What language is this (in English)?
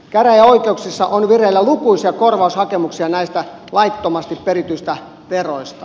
Finnish